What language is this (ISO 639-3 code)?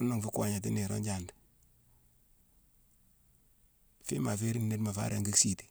msw